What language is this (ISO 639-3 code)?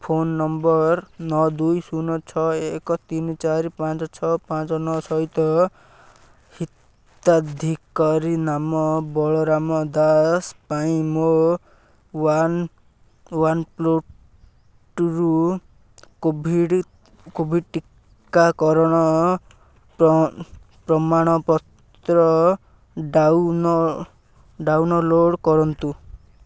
ori